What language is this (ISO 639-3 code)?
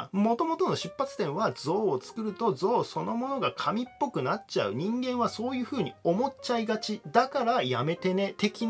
jpn